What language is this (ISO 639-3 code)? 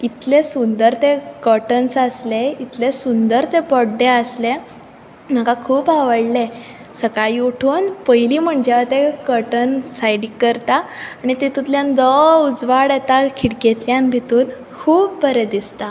kok